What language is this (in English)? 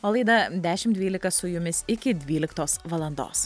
Lithuanian